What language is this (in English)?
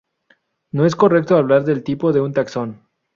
Spanish